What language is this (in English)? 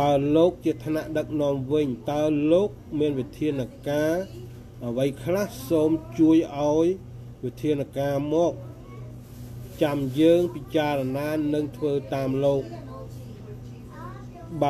Thai